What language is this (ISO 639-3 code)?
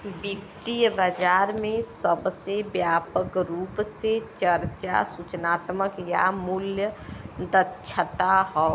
bho